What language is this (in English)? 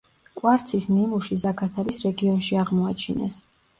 Georgian